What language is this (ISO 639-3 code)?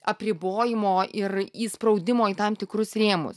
lit